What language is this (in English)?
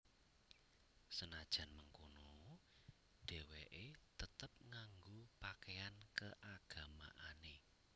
Javanese